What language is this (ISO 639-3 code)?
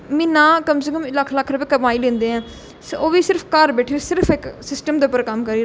doi